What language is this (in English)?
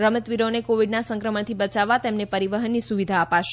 Gujarati